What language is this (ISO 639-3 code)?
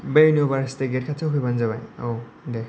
brx